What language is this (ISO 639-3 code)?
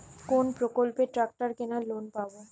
ben